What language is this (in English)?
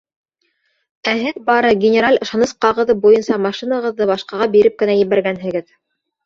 Bashkir